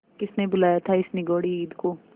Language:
Hindi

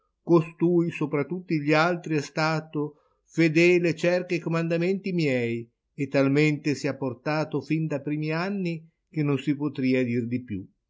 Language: Italian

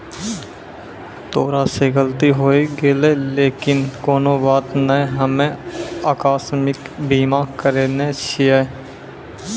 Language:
Maithili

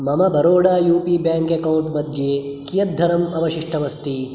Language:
Sanskrit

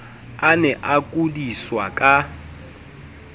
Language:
Southern Sotho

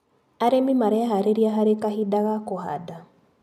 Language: Kikuyu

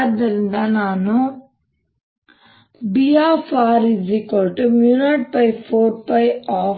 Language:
Kannada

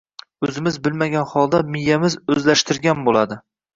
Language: Uzbek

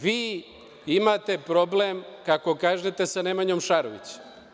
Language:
Serbian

